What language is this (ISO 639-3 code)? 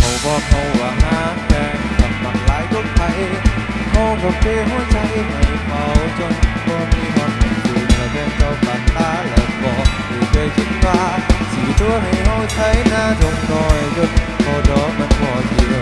tha